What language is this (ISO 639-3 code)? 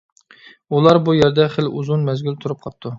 uig